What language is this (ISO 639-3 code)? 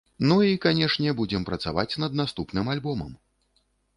bel